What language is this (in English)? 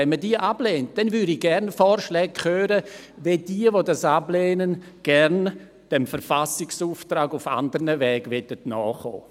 Swiss German